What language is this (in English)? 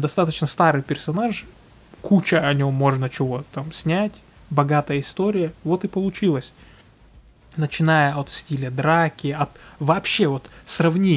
Russian